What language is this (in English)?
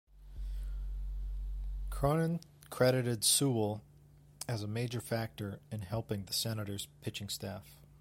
English